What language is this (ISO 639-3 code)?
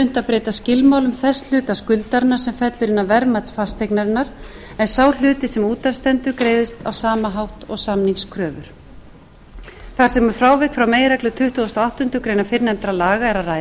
isl